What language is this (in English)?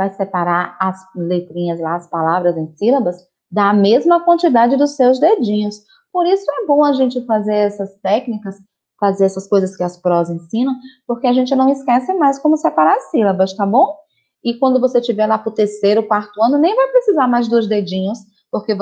Portuguese